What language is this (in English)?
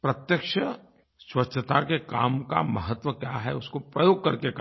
Hindi